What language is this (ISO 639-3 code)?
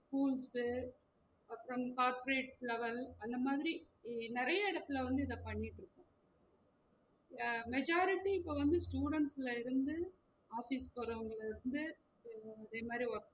tam